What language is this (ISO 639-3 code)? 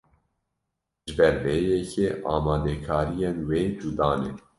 kur